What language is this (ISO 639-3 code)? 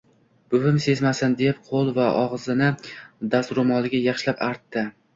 uzb